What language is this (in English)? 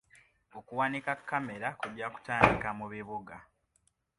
Ganda